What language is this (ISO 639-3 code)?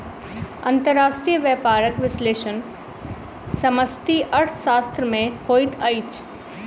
mai